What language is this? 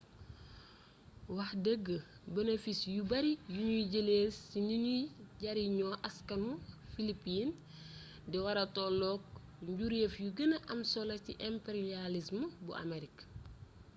Wolof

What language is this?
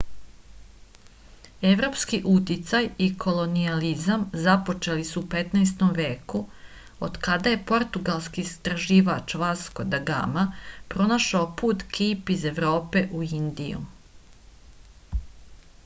Serbian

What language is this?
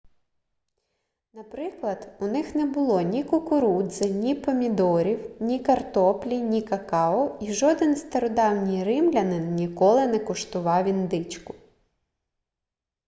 Ukrainian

